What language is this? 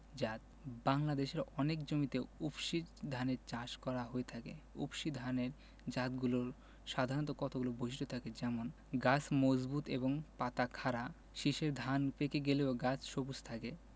Bangla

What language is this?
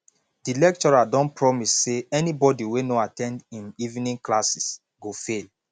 Nigerian Pidgin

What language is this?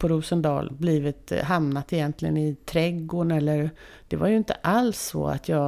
Swedish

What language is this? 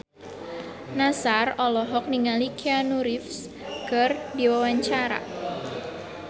Sundanese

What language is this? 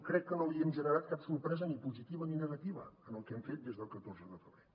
Catalan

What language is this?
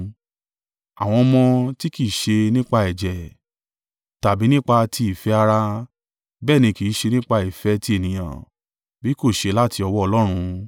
Yoruba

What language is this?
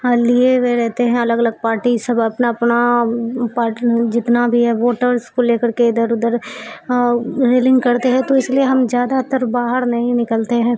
Urdu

